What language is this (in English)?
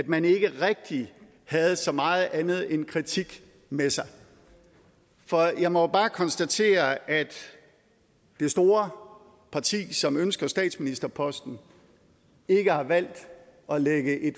Danish